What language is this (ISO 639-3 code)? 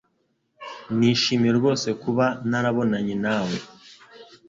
kin